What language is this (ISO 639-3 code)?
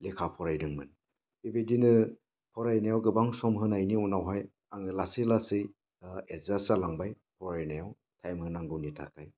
brx